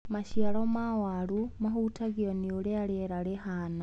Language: Kikuyu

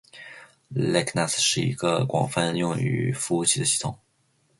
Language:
Chinese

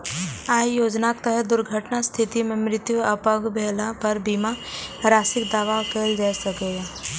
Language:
Maithili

